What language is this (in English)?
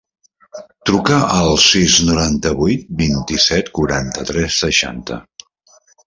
Catalan